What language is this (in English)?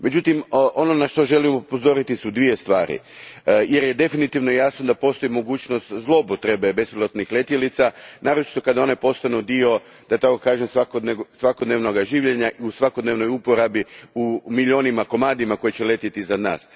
Croatian